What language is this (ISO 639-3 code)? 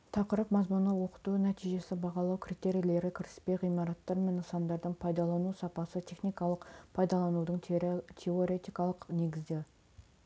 kaz